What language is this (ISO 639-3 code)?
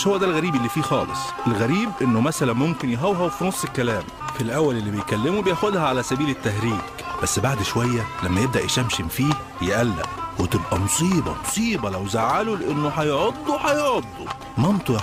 ara